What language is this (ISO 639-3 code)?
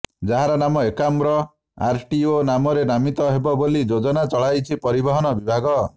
ori